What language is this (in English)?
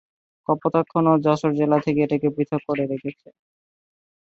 Bangla